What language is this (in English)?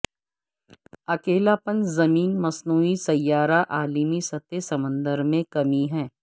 Urdu